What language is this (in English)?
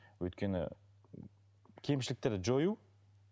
Kazakh